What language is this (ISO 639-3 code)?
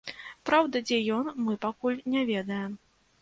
bel